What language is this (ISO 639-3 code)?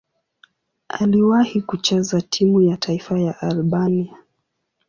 swa